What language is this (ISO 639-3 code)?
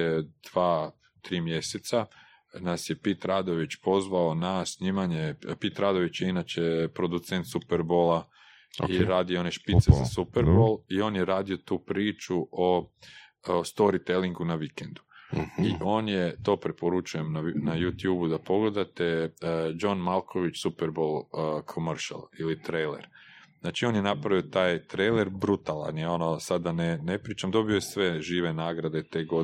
hrv